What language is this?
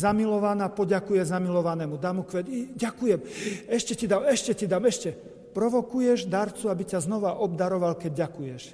Slovak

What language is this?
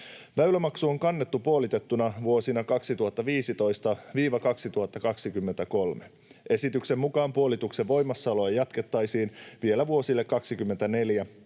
Finnish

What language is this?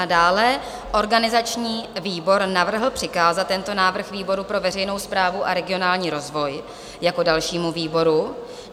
Czech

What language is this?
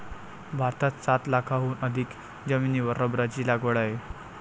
Marathi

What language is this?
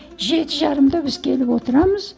Kazakh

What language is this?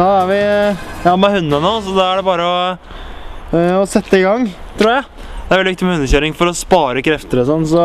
Norwegian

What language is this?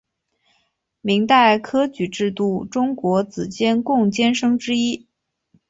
Chinese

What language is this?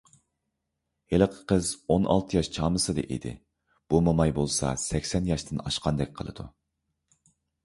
Uyghur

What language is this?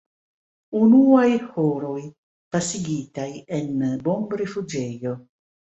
Esperanto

